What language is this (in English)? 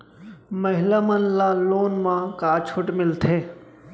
Chhattisgarhi